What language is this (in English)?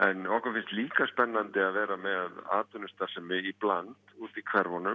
Icelandic